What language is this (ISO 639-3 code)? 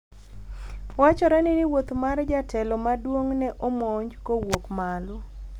luo